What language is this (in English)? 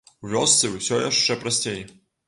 Belarusian